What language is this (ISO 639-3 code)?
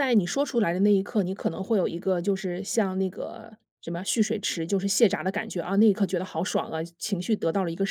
zho